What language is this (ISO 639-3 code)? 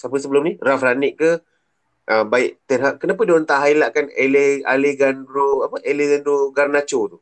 msa